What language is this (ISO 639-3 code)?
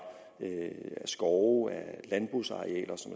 dan